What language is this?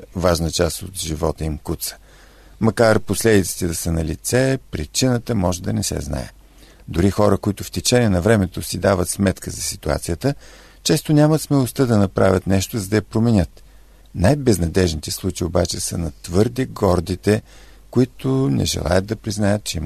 Bulgarian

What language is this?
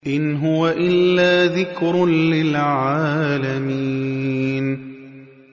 Arabic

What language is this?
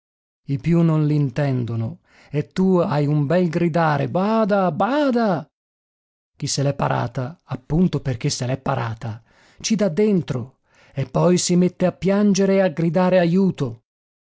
Italian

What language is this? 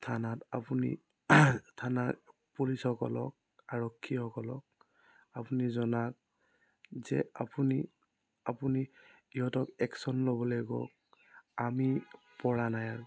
Assamese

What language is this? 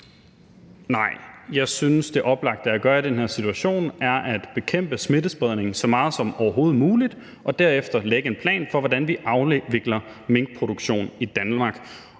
Danish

